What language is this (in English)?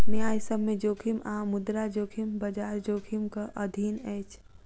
Maithili